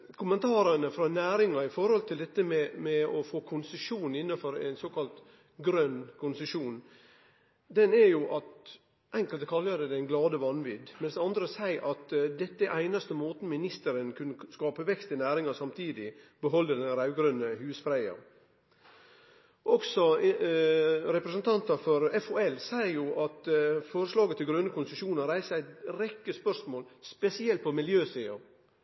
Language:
Norwegian Nynorsk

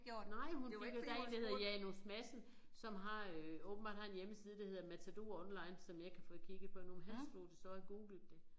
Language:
Danish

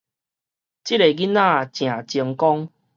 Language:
Min Nan Chinese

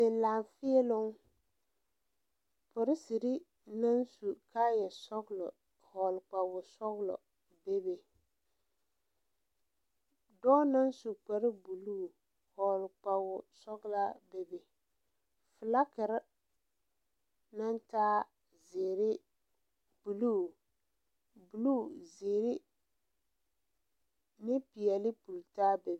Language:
Southern Dagaare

